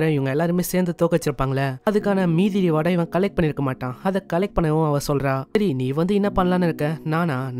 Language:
Tamil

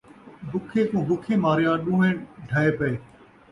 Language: Saraiki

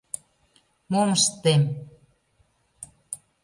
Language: Mari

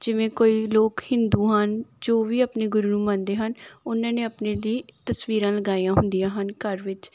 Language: Punjabi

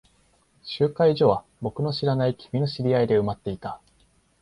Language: Japanese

